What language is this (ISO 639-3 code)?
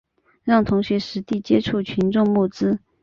zho